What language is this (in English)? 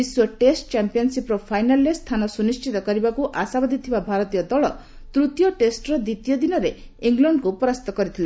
Odia